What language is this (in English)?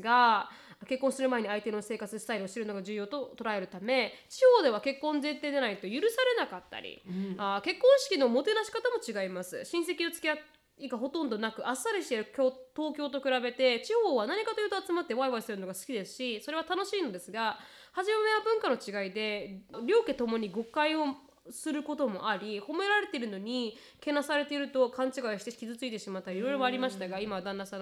Japanese